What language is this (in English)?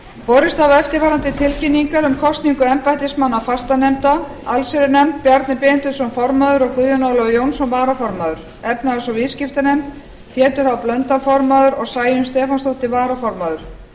Icelandic